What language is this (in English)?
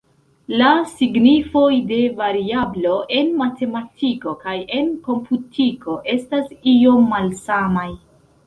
Esperanto